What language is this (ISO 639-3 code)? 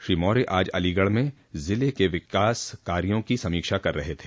hin